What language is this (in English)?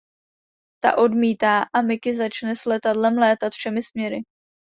Czech